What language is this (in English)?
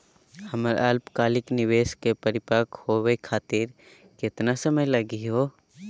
Magahi